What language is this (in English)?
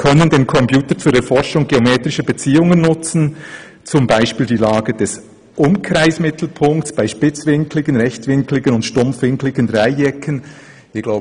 Swiss German